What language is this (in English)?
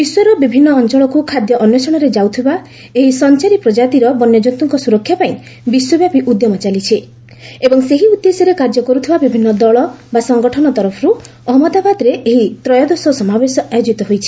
Odia